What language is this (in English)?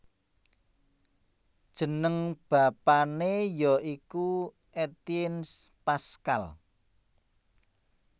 Javanese